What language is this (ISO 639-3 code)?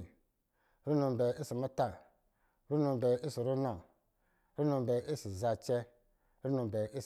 mgi